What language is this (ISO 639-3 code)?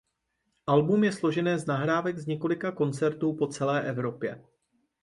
ces